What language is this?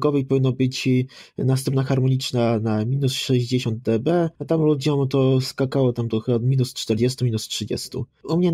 Polish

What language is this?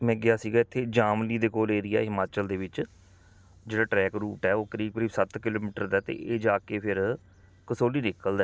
Punjabi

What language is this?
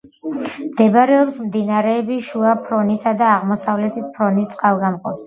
Georgian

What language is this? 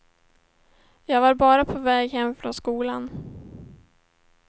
Swedish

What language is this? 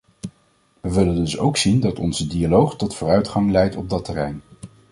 Dutch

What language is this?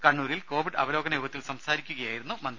Malayalam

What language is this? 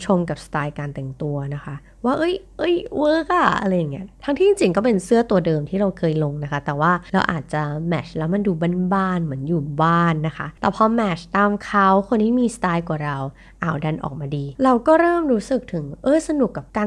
Thai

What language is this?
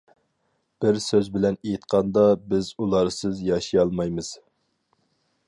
Uyghur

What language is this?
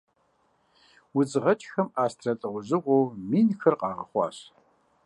Kabardian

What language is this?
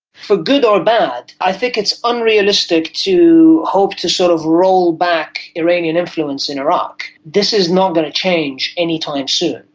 English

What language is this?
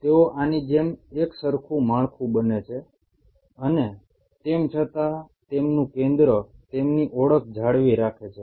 Gujarati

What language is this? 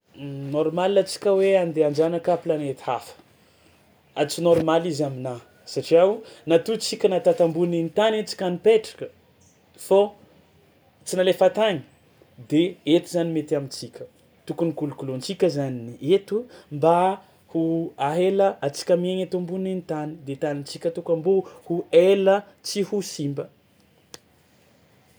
Tsimihety Malagasy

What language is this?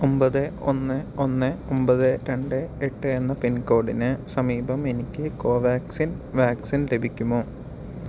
Malayalam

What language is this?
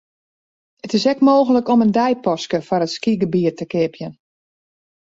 Western Frisian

